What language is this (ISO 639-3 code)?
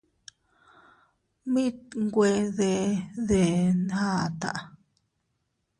cut